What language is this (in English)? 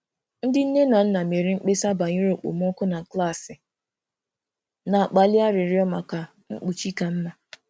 Igbo